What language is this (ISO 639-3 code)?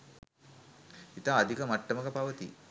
sin